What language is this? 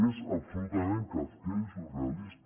Catalan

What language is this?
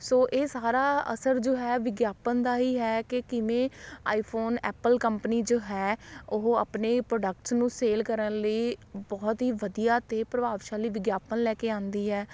Punjabi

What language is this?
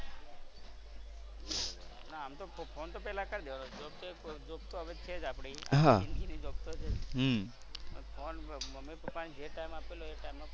Gujarati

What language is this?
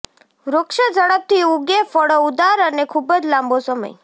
Gujarati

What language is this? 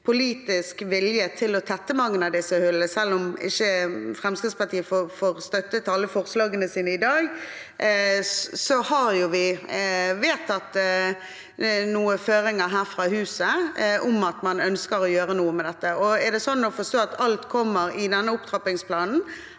Norwegian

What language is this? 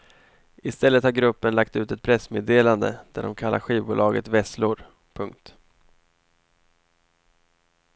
Swedish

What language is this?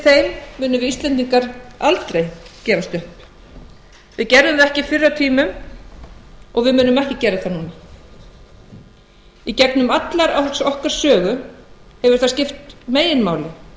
Icelandic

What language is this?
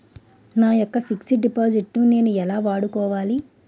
Telugu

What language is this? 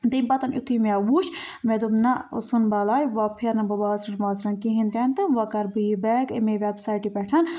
Kashmiri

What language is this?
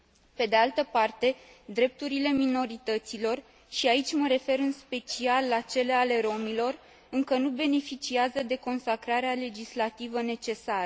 Romanian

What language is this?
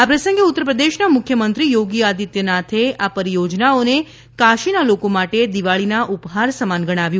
Gujarati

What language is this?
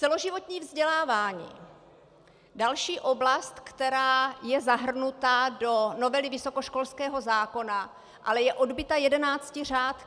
Czech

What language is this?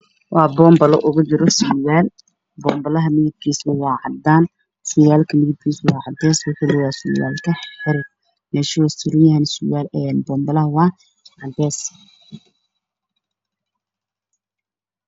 Somali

